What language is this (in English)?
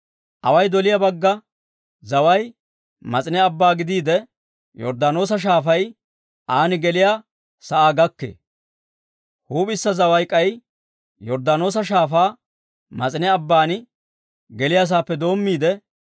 Dawro